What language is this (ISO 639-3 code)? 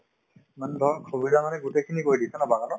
asm